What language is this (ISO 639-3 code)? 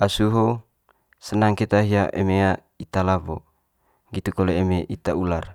mqy